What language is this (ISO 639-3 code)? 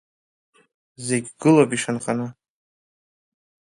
abk